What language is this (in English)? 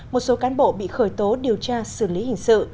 Vietnamese